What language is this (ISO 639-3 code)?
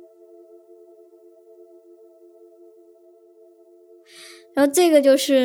zho